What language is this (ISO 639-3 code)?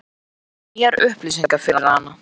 isl